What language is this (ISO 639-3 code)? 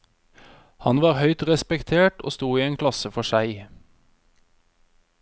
nor